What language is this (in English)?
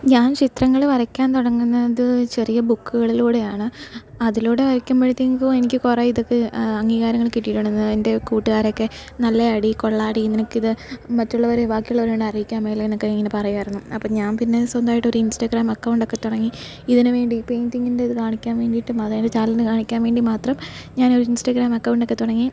Malayalam